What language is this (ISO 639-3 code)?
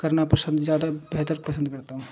urd